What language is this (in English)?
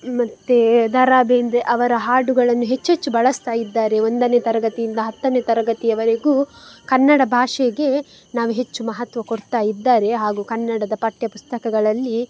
Kannada